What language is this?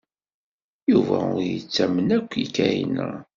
Kabyle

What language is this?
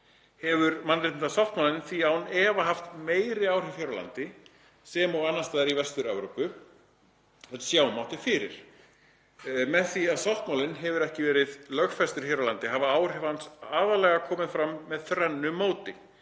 Icelandic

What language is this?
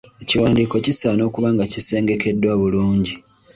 Ganda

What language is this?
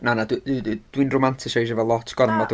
Welsh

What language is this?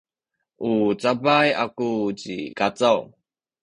Sakizaya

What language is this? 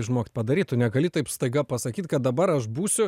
Lithuanian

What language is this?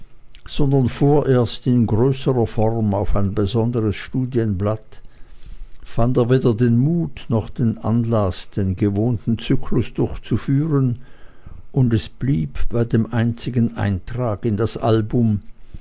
German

